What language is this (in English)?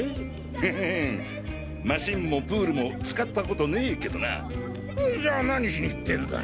Japanese